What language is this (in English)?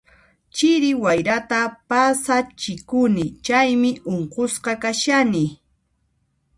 Puno Quechua